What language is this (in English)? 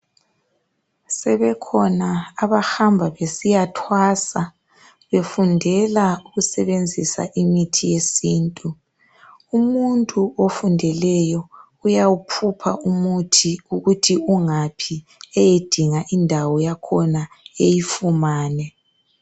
North Ndebele